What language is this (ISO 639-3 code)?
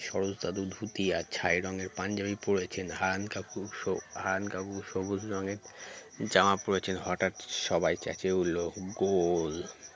ben